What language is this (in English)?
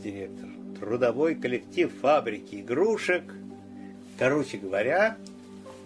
Russian